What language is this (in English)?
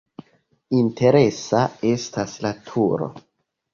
Esperanto